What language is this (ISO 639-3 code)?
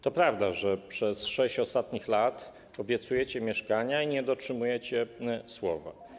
pol